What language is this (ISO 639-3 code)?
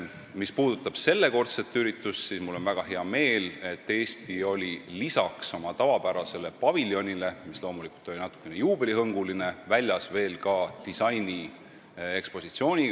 est